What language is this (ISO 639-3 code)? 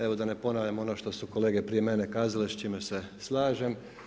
hrv